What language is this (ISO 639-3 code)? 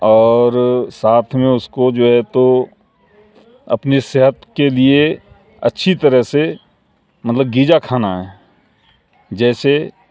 urd